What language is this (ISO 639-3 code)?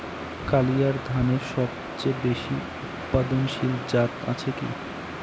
ben